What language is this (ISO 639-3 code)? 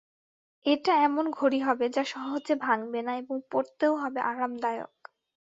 ben